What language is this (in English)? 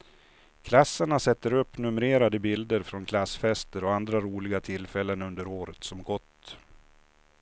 Swedish